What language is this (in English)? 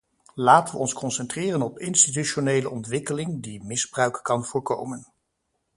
Dutch